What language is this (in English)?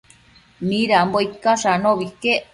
Matsés